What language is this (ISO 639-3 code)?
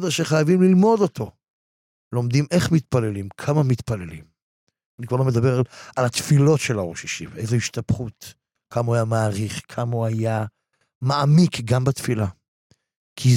heb